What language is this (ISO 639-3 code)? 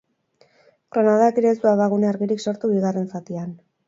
eus